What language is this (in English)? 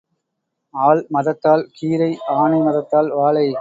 Tamil